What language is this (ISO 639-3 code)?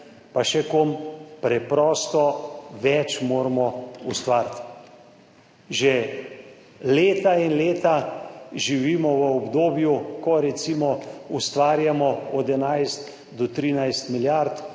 slv